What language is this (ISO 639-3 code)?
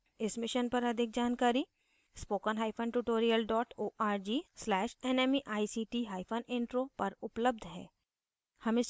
hin